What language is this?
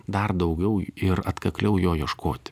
Lithuanian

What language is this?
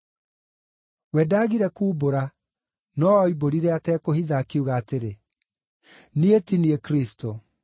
Kikuyu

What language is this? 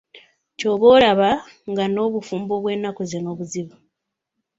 Ganda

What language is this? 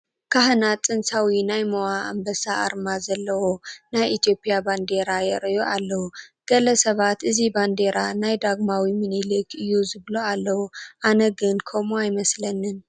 Tigrinya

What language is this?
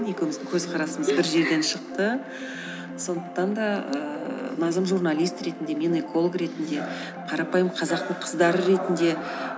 Kazakh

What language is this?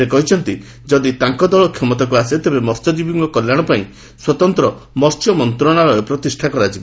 Odia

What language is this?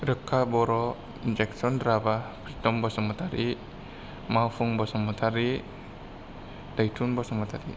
Bodo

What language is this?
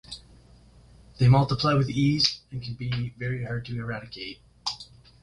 English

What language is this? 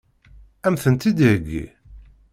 Kabyle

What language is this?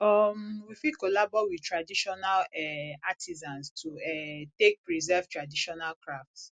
Nigerian Pidgin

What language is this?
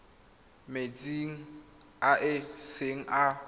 Tswana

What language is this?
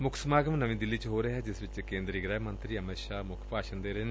Punjabi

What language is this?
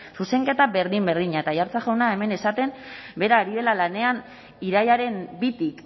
Basque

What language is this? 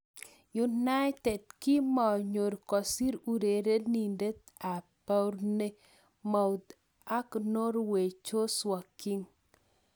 Kalenjin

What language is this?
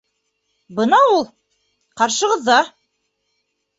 Bashkir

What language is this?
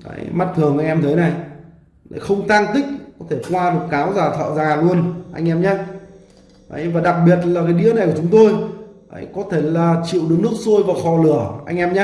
Vietnamese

